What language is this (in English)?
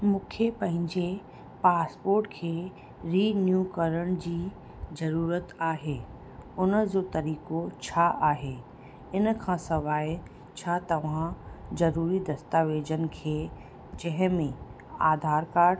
Sindhi